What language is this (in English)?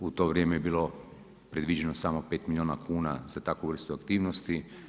Croatian